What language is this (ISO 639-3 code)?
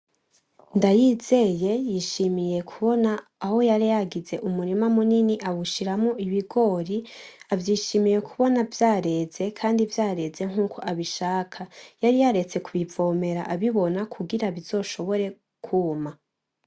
run